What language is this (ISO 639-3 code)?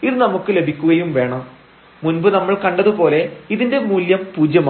mal